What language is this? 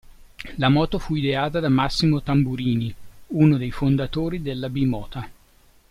Italian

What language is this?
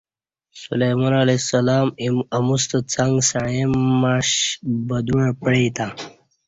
Kati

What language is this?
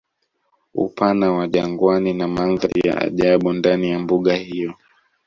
Swahili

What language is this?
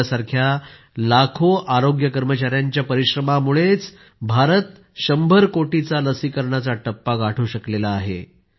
Marathi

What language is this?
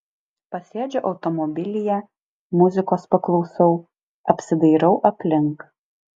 Lithuanian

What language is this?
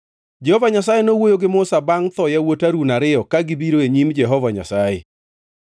Luo (Kenya and Tanzania)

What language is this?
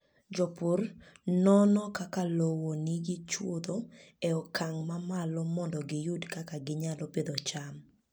Luo (Kenya and Tanzania)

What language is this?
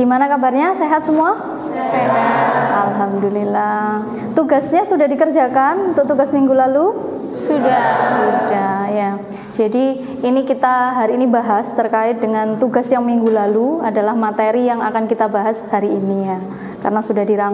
Indonesian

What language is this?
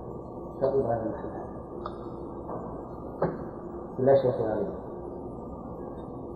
Arabic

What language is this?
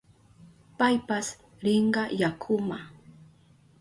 Southern Pastaza Quechua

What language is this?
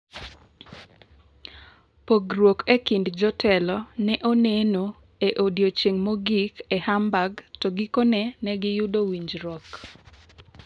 Luo (Kenya and Tanzania)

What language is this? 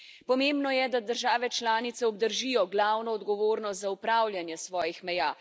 Slovenian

